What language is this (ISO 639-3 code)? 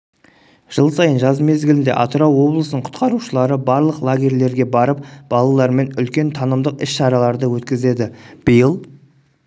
kaz